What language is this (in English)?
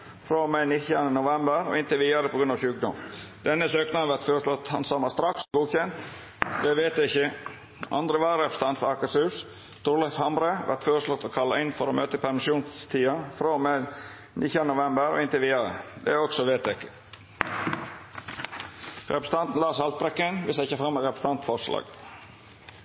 Norwegian Nynorsk